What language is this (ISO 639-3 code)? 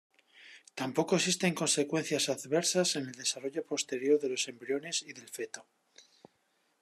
spa